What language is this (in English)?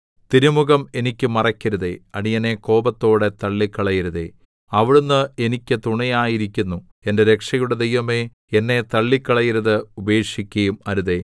Malayalam